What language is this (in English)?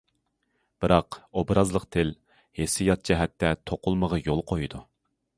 Uyghur